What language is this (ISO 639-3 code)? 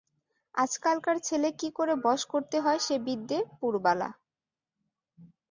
ben